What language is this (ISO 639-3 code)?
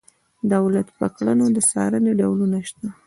pus